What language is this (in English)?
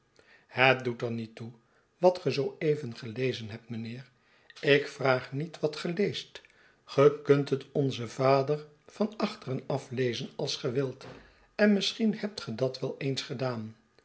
Dutch